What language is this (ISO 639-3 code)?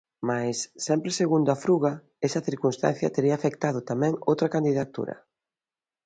glg